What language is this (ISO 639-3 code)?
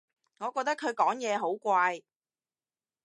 yue